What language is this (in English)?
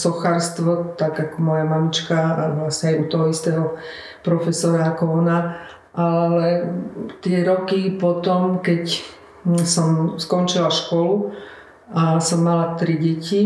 Slovak